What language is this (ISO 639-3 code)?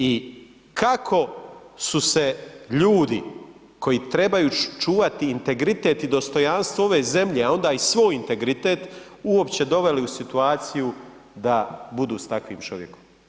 hrv